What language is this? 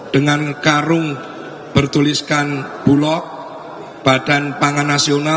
Indonesian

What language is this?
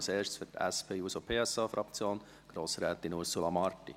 Swiss German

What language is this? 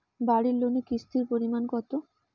Bangla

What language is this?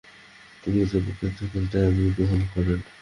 Bangla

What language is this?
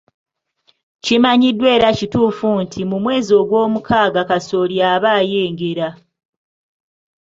Ganda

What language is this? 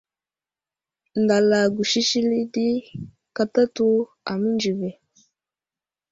Wuzlam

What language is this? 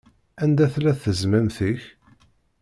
Kabyle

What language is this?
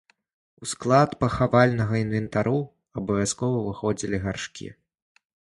Belarusian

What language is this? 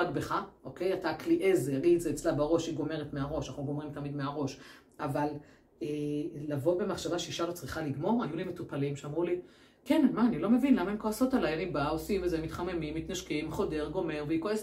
Hebrew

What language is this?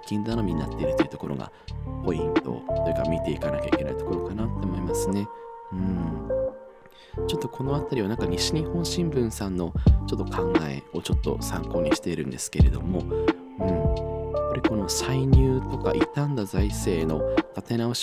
Japanese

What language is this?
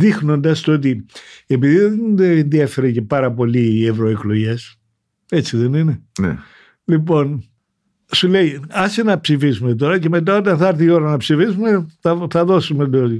Greek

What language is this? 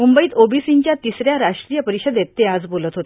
Marathi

